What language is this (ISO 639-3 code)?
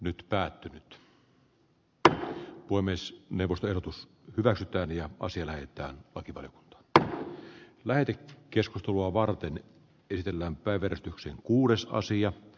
fin